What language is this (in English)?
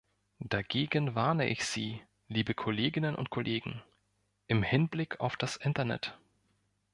German